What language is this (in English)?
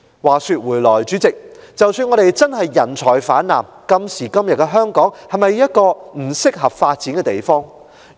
Cantonese